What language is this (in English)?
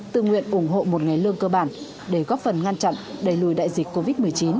Vietnamese